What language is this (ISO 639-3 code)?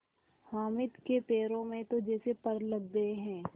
hin